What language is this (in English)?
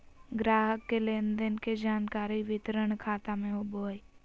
Magahi